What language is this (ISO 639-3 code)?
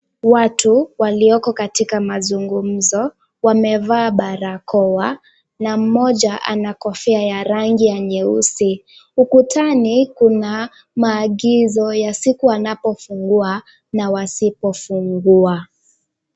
swa